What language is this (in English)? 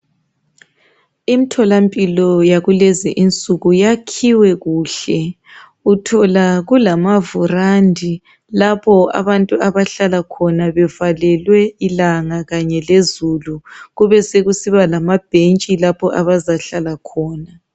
North Ndebele